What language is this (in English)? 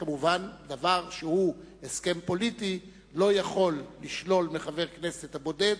Hebrew